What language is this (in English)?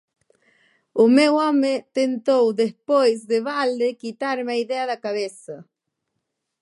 Galician